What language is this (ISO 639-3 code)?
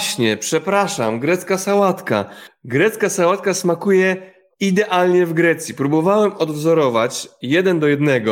pol